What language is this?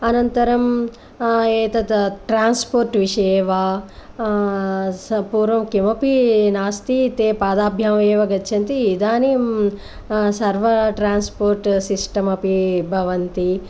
Sanskrit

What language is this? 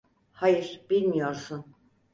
Turkish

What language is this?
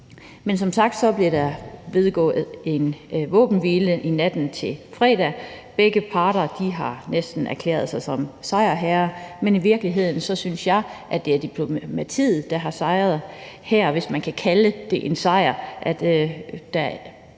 Danish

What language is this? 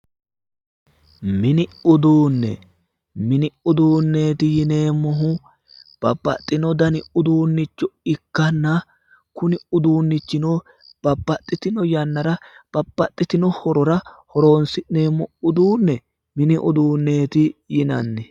Sidamo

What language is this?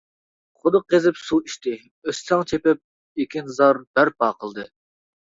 Uyghur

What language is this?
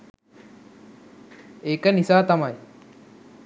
Sinhala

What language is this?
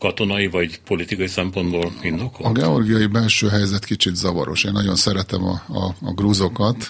Hungarian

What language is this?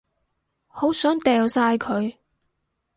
Cantonese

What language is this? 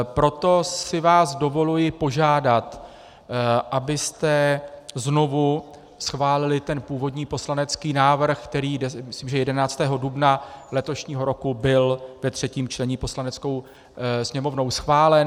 Czech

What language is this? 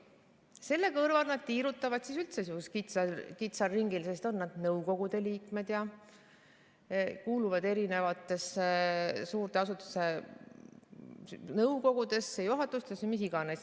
Estonian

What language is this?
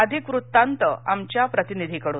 Marathi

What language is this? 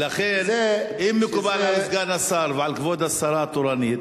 Hebrew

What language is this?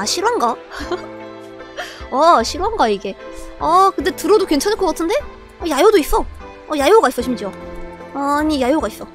Korean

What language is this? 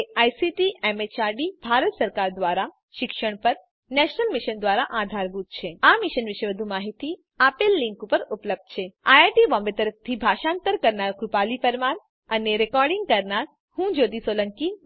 Gujarati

